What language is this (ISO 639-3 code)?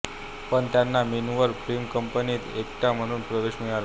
mar